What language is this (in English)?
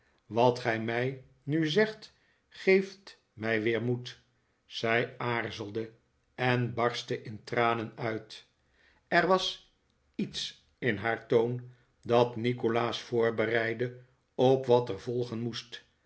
Dutch